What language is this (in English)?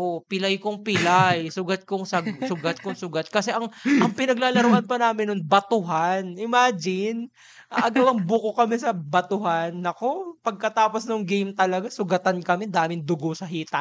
Filipino